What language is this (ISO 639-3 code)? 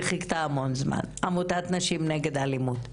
heb